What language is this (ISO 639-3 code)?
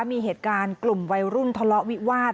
tha